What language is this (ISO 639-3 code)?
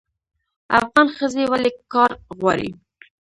pus